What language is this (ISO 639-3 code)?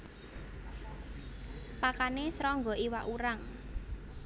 jav